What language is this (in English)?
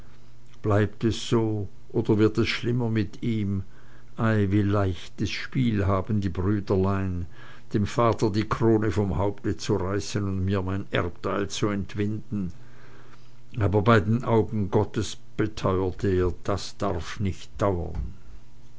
German